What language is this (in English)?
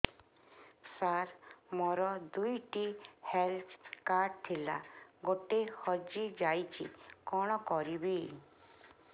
Odia